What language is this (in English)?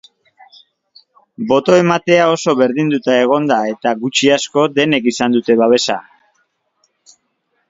Basque